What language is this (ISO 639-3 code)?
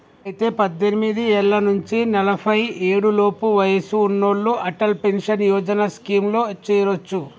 tel